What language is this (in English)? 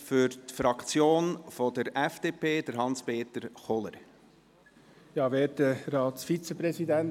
Swiss German